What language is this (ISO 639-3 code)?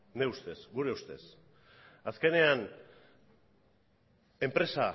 eus